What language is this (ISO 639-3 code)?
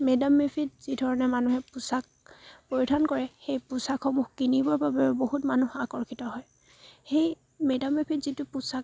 asm